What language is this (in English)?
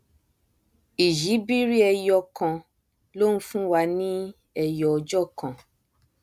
Yoruba